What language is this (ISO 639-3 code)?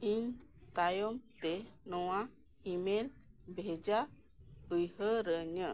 sat